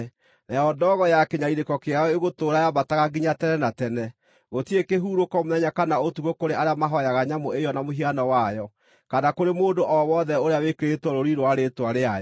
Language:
Kikuyu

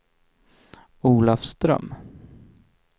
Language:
Swedish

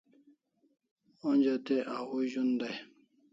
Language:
Kalasha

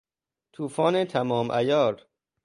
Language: Persian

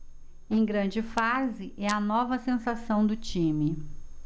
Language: Portuguese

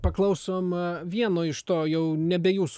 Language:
Lithuanian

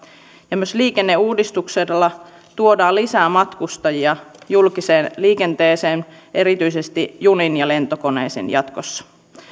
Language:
Finnish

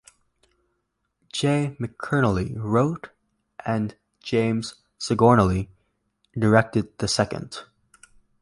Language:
English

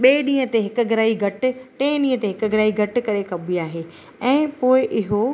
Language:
Sindhi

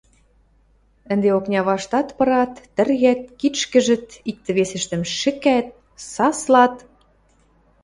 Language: Western Mari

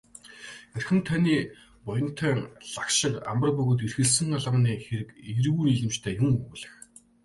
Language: Mongolian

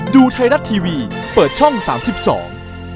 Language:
Thai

